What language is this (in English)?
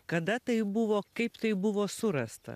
Lithuanian